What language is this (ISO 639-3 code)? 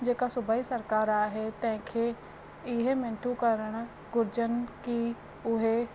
snd